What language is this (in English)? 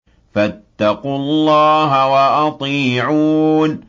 Arabic